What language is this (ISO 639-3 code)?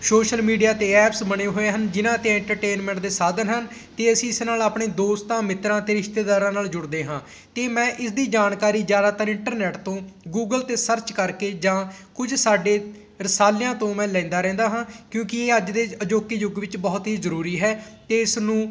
pan